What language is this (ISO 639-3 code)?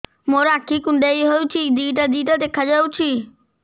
ori